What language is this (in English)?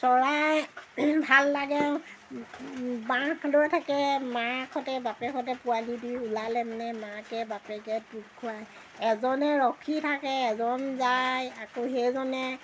Assamese